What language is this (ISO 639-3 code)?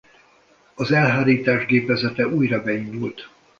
hun